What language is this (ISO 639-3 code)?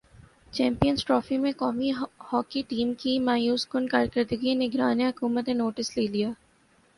urd